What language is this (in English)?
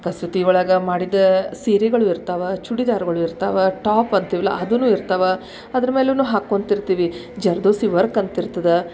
Kannada